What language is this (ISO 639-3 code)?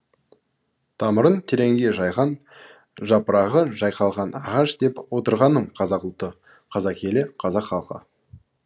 kaz